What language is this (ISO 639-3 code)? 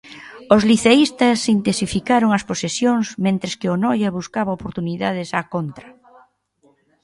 glg